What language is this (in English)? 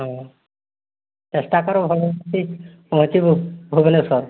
Odia